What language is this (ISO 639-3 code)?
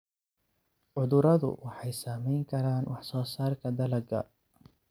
som